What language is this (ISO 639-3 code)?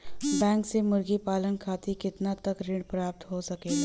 bho